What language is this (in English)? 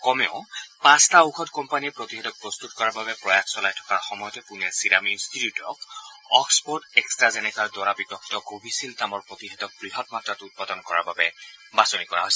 Assamese